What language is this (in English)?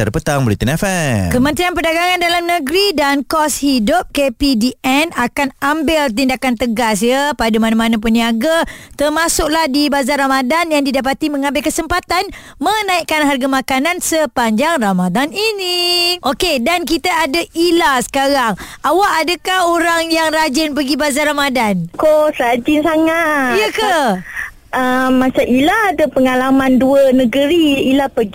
Malay